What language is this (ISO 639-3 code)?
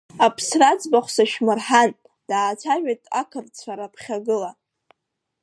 abk